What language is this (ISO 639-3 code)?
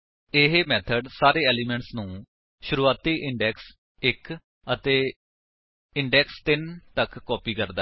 pan